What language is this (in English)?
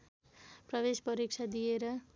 Nepali